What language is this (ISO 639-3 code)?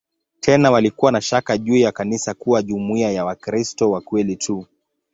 swa